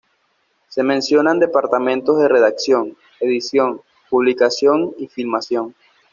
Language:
Spanish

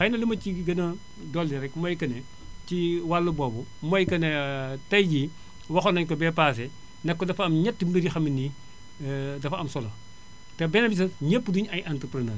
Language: Wolof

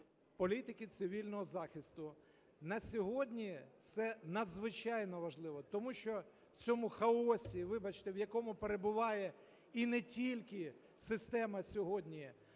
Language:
Ukrainian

